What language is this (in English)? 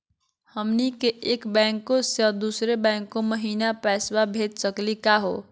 Magahi